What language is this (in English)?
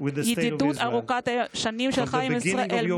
Hebrew